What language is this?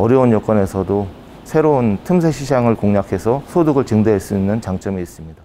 Korean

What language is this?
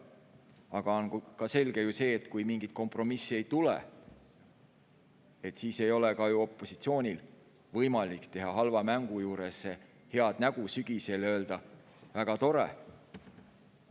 Estonian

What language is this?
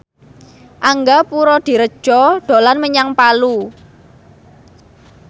Javanese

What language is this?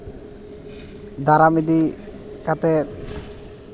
Santali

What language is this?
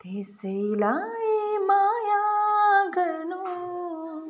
Nepali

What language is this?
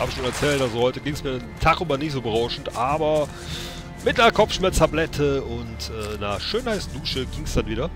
German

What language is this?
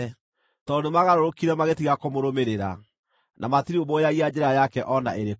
Kikuyu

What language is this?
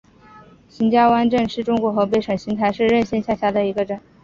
Chinese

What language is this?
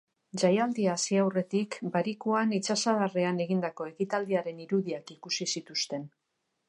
Basque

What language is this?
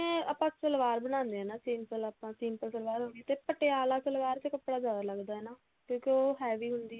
Punjabi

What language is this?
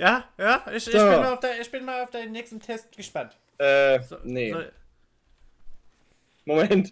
German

